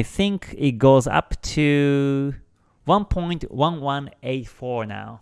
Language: English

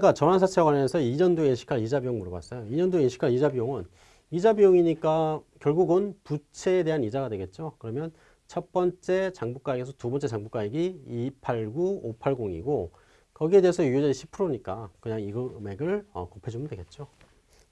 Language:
Korean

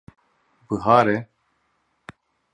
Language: Kurdish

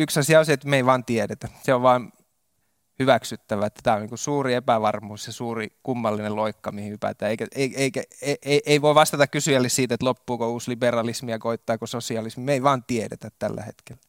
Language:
Finnish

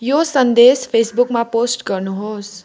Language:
Nepali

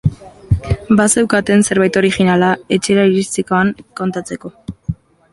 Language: Basque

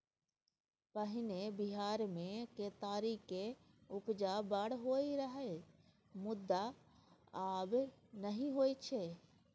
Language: Maithili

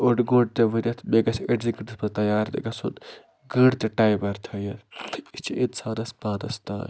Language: Kashmiri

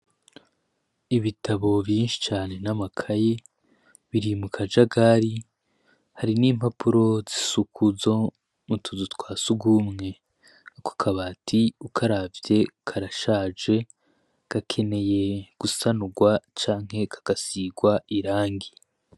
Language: Rundi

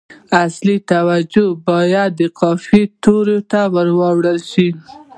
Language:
Pashto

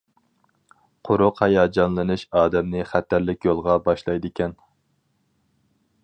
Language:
Uyghur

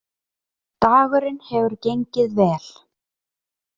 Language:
Icelandic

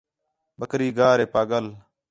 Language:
Khetrani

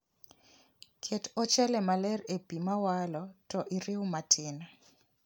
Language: Luo (Kenya and Tanzania)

